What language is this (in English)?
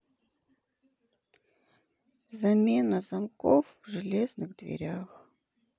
Russian